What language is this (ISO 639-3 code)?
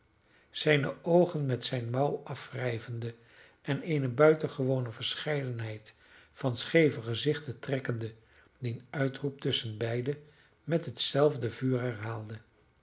nld